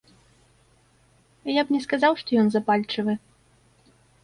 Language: Belarusian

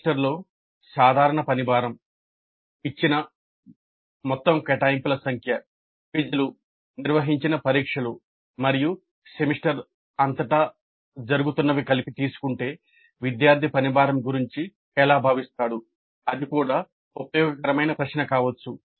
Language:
Telugu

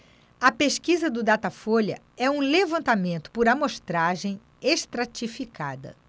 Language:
Portuguese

